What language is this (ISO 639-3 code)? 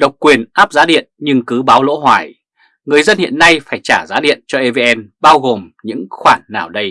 vie